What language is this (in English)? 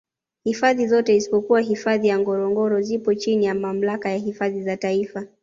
Swahili